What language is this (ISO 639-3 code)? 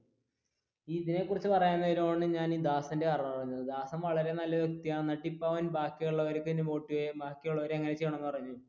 mal